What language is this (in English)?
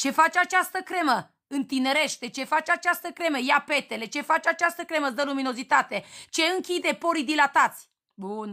Romanian